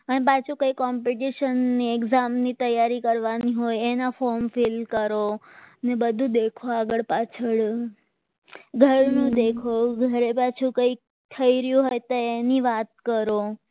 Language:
Gujarati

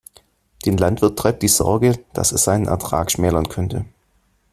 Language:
German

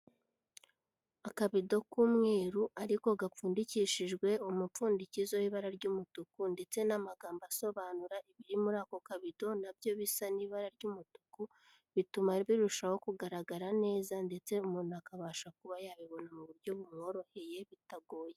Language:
Kinyarwanda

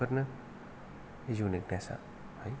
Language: Bodo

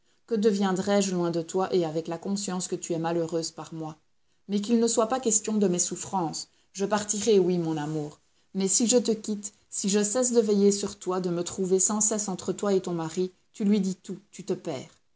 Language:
French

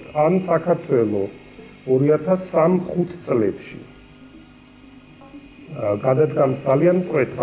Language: Romanian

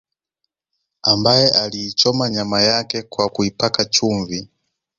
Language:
Swahili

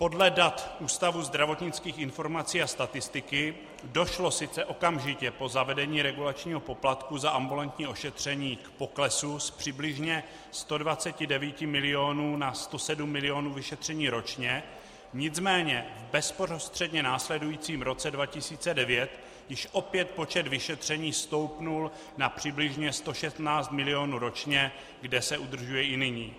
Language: Czech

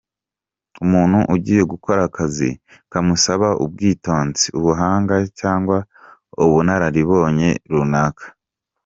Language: Kinyarwanda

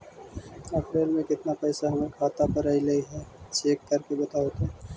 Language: Magahi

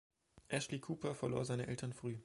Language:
German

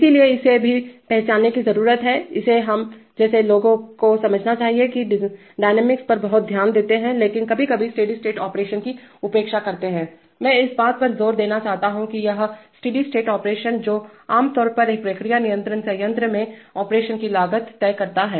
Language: Hindi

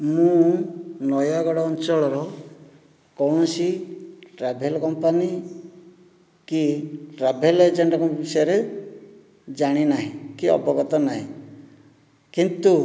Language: Odia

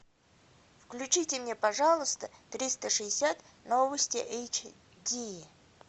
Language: Russian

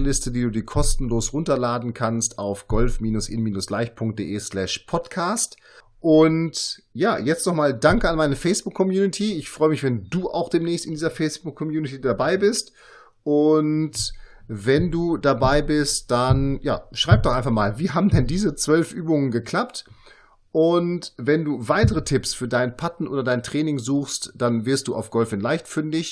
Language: German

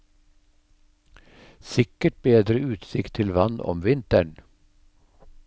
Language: Norwegian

